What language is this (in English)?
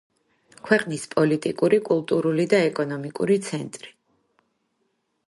Georgian